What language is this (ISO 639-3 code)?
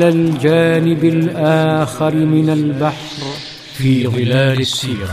ara